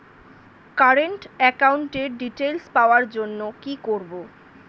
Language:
Bangla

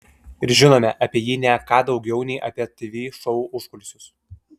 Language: Lithuanian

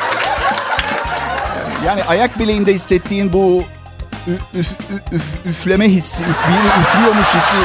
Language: Turkish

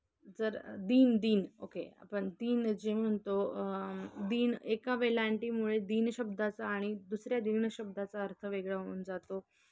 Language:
Marathi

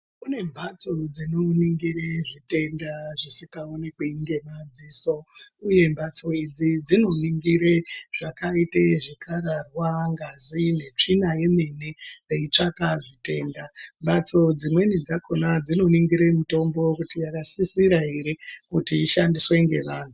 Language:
Ndau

